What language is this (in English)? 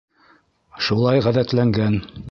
Bashkir